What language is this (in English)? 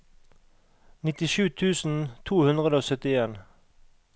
Norwegian